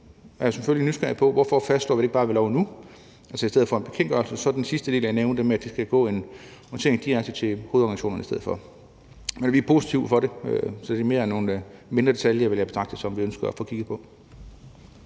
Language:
Danish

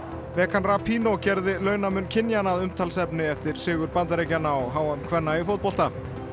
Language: Icelandic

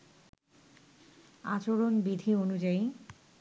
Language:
Bangla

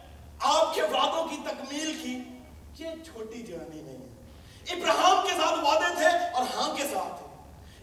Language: Urdu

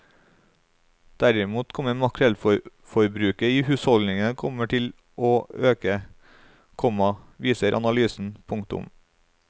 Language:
Norwegian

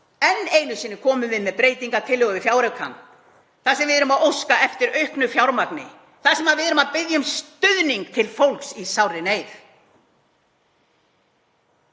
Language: Icelandic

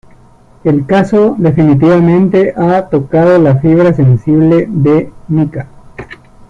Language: Spanish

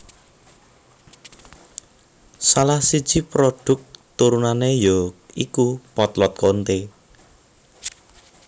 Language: Javanese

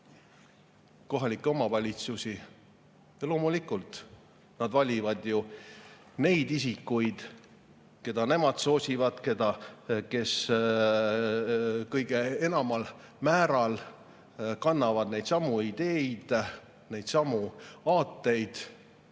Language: Estonian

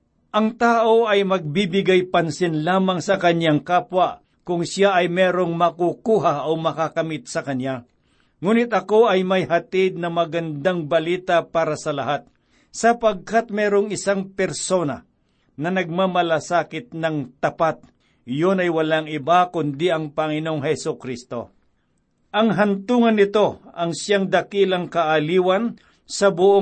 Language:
Filipino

